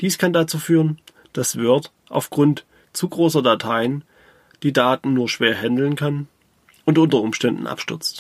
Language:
German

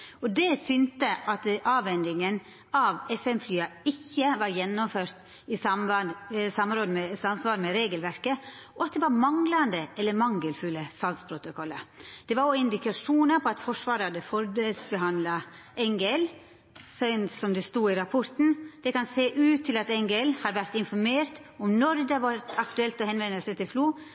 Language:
Norwegian Nynorsk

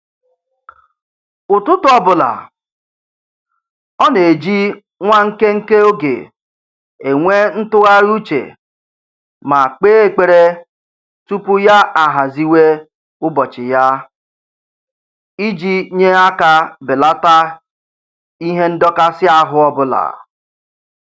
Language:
Igbo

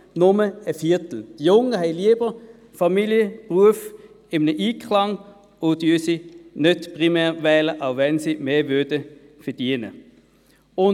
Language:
Swiss German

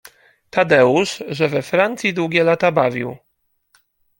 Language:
Polish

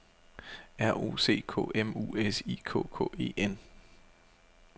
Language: Danish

